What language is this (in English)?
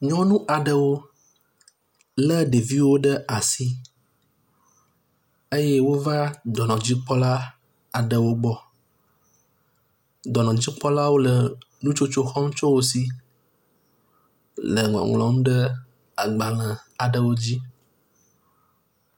Ewe